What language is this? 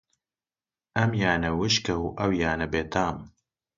Central Kurdish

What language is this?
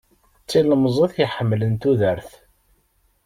Kabyle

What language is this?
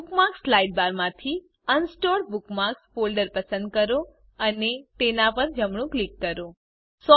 Gujarati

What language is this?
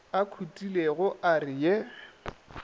Northern Sotho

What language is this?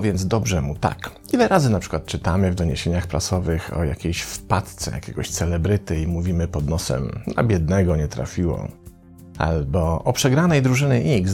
Polish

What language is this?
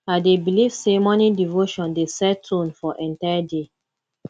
Nigerian Pidgin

